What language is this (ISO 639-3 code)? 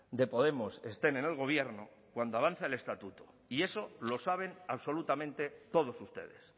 spa